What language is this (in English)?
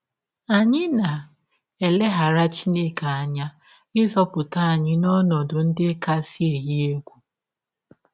Igbo